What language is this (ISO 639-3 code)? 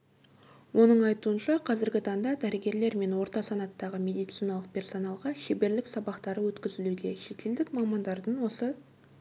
kaz